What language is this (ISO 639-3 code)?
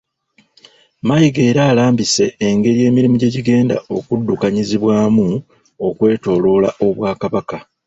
lug